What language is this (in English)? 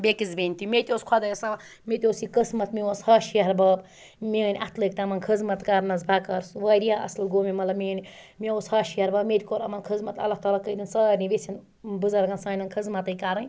Kashmiri